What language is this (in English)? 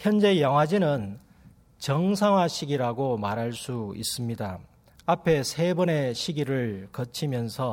Korean